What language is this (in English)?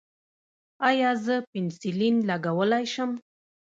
Pashto